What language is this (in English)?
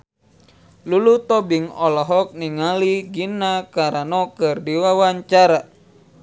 Sundanese